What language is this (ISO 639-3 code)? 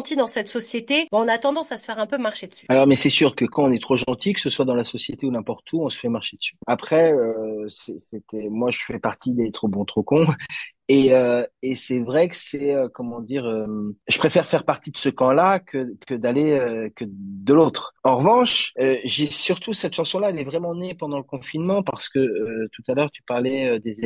fra